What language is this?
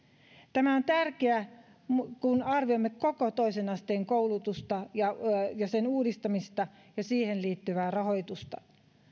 Finnish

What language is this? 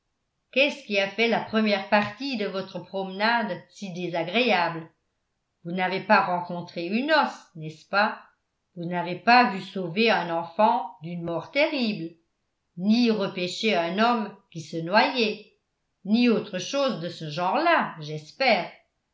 French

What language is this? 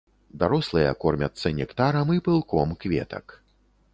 Belarusian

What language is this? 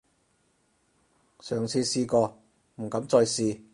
Cantonese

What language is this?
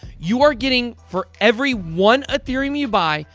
English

